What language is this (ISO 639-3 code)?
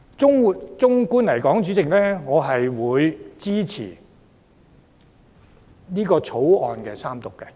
yue